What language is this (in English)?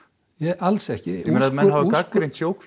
Icelandic